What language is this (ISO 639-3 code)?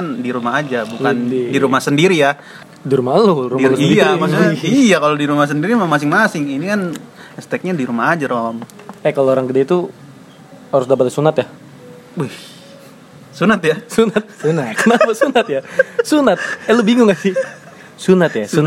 ind